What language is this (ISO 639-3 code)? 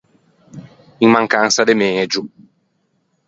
lij